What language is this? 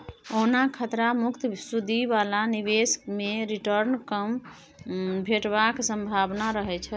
Maithili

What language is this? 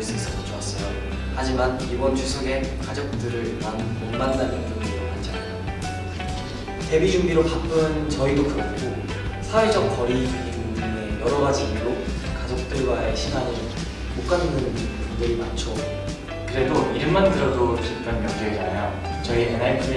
Korean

